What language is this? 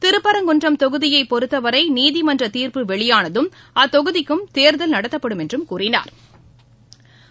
Tamil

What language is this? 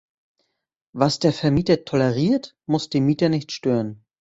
German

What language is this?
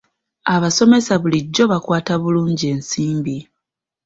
Ganda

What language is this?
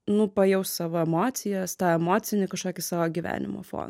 Lithuanian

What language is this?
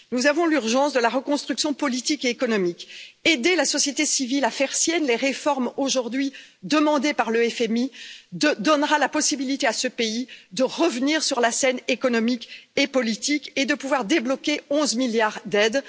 French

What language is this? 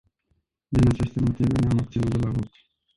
Romanian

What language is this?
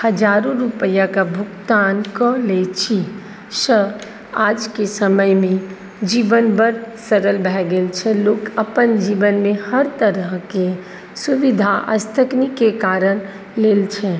Maithili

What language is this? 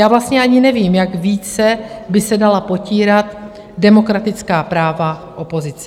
Czech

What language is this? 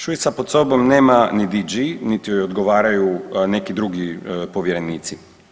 Croatian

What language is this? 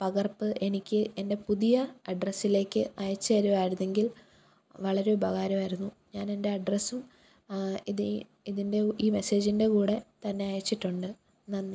Malayalam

